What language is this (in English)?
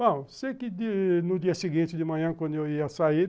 Portuguese